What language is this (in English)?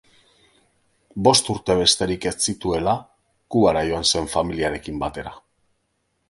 Basque